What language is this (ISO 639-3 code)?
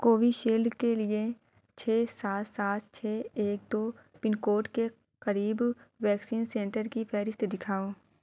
urd